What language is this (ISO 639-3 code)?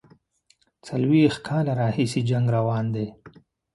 pus